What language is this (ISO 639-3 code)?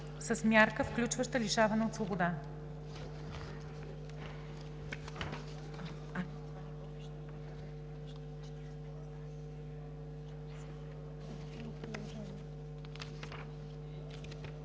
bul